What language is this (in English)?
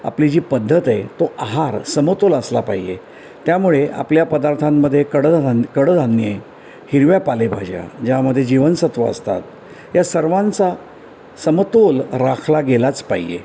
Marathi